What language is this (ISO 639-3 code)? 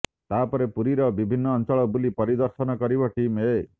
ori